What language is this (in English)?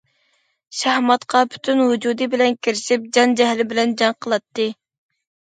Uyghur